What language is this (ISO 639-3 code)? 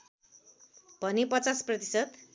nep